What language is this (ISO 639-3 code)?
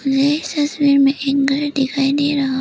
hin